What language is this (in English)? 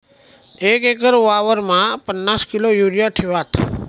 Marathi